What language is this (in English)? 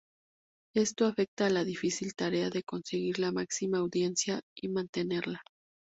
Spanish